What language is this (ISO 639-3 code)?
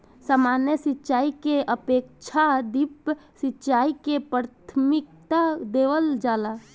bho